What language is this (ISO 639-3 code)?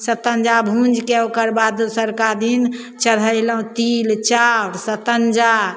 mai